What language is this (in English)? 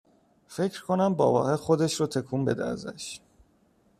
Persian